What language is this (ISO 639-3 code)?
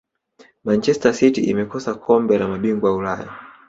swa